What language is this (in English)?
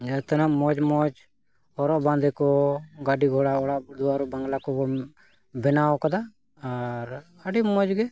Santali